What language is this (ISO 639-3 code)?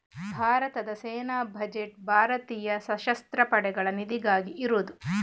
kan